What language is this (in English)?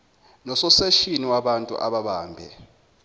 Zulu